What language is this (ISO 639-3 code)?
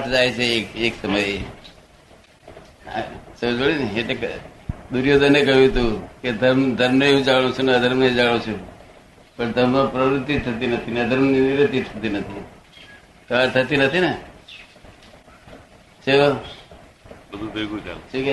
guj